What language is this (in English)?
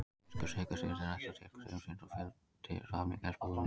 Icelandic